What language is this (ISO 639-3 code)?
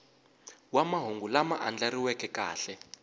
tso